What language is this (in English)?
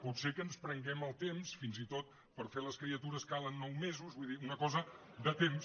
Catalan